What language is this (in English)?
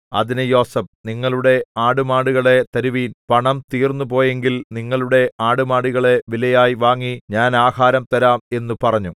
Malayalam